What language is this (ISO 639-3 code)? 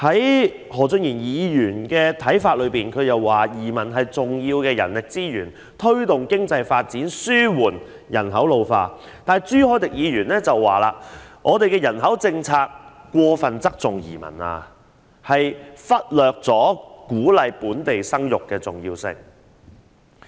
yue